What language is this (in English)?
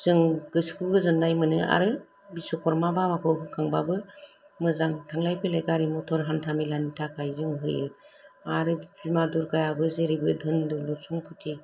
Bodo